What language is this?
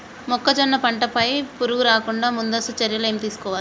Telugu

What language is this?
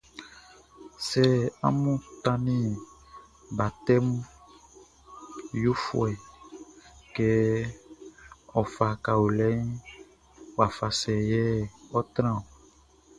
Baoulé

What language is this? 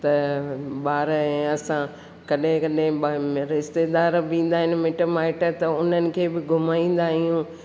Sindhi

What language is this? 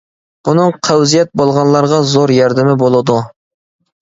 Uyghur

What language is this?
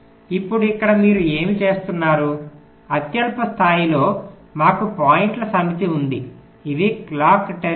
Telugu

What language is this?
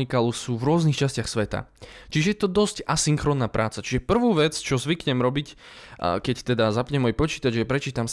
Slovak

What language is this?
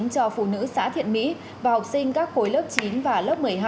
Vietnamese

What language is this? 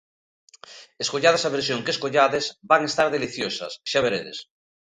Galician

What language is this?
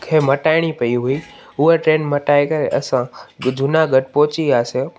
Sindhi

